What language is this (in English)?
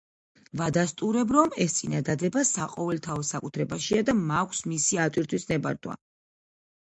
Georgian